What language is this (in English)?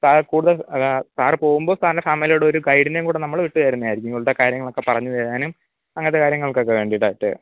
Malayalam